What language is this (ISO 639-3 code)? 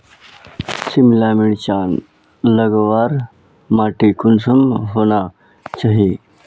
mag